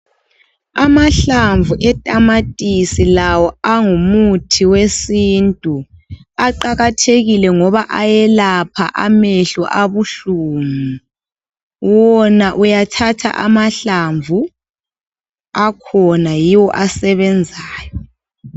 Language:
North Ndebele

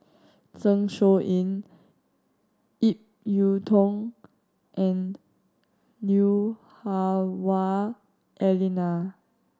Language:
English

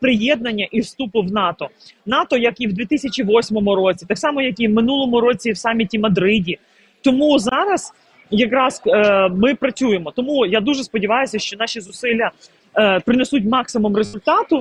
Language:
Ukrainian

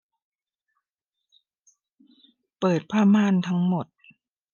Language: Thai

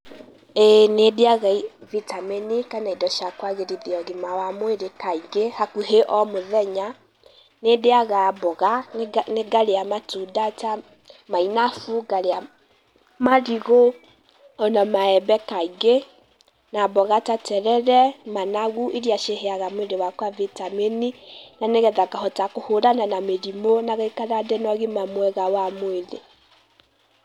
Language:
Kikuyu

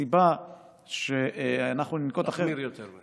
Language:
Hebrew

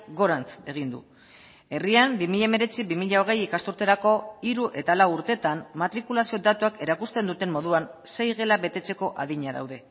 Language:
Basque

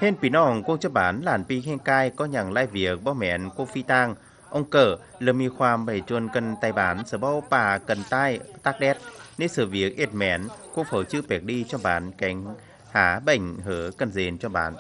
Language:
Vietnamese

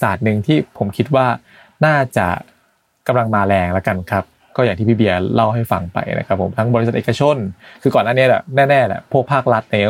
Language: Thai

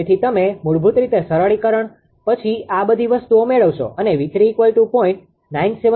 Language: Gujarati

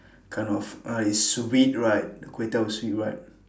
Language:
English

